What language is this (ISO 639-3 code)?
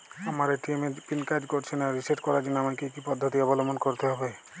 ben